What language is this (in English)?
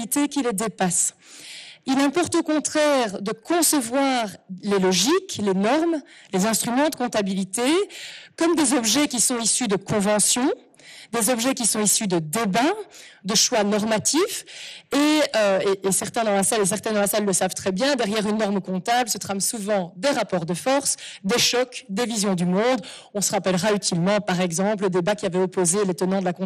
French